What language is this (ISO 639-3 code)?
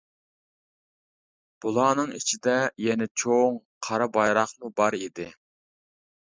uig